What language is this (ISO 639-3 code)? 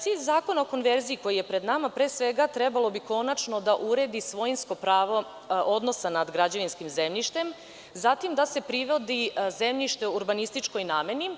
srp